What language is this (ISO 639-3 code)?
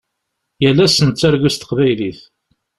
kab